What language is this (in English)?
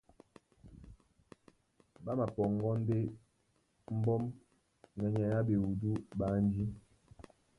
Duala